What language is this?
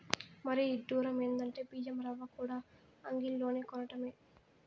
Telugu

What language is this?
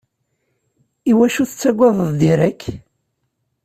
Kabyle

